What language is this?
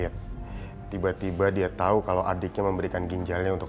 Indonesian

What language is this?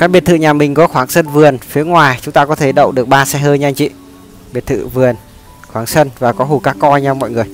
Vietnamese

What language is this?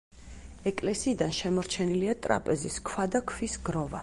Georgian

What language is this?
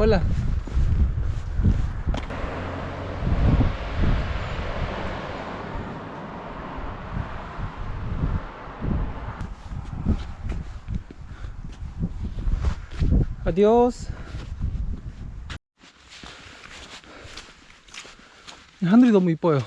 Korean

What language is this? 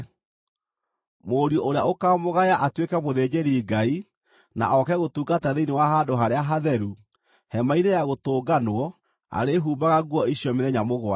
Kikuyu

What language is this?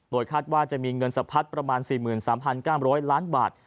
Thai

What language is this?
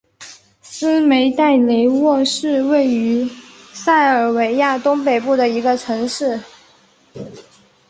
Chinese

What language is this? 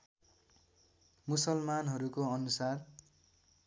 Nepali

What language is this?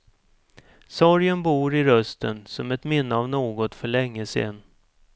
Swedish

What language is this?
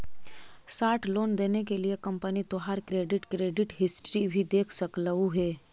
Magahi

